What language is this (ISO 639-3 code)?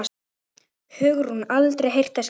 isl